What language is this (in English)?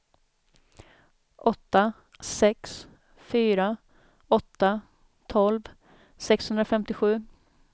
Swedish